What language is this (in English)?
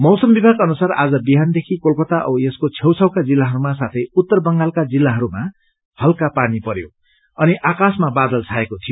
Nepali